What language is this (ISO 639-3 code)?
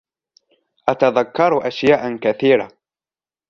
ara